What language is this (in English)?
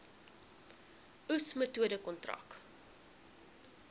Afrikaans